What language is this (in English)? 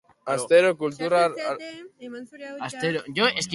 Basque